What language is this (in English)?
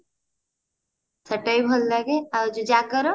Odia